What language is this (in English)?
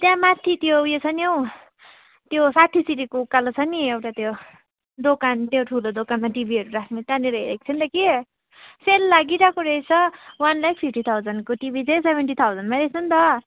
Nepali